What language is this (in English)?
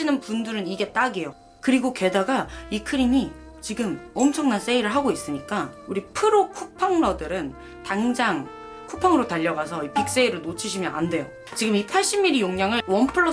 Korean